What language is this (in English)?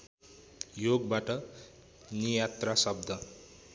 Nepali